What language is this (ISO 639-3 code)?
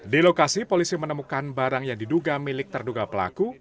ind